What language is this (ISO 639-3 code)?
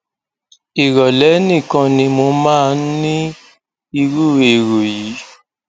yor